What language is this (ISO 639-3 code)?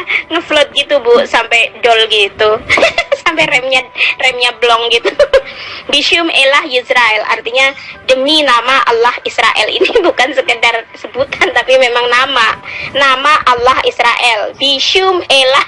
ind